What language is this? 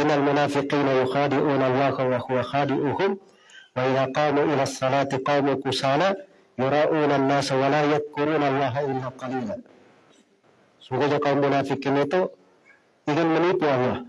Indonesian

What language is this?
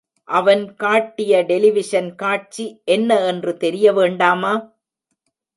Tamil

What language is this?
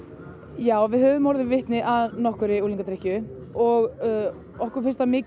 Icelandic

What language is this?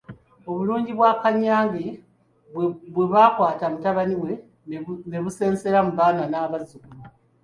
Ganda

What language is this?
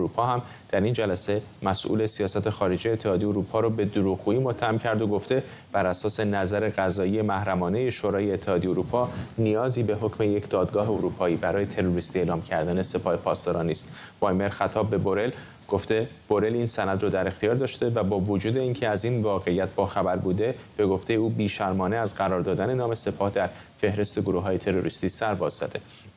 Persian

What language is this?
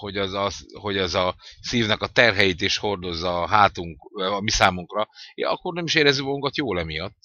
Hungarian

